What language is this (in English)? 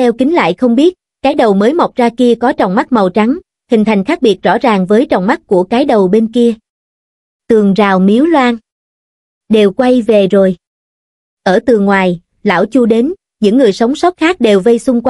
Vietnamese